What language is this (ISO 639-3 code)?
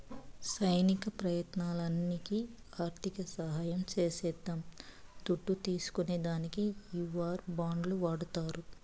tel